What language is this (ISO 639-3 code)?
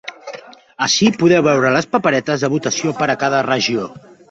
cat